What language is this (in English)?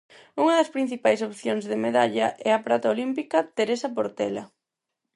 Galician